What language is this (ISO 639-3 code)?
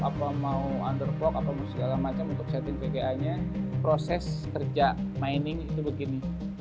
ind